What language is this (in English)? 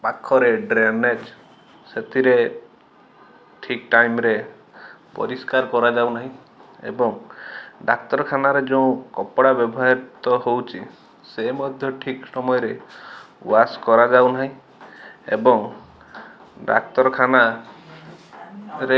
Odia